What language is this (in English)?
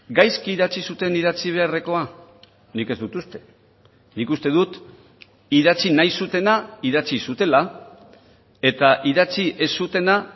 Basque